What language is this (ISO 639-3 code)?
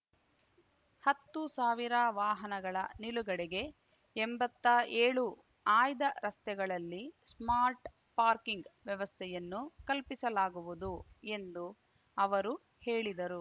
kan